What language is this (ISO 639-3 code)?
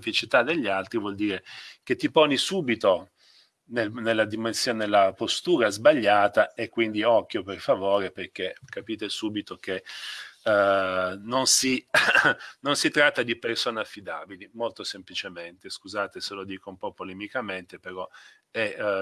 ita